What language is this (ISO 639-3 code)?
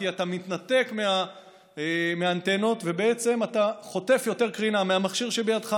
heb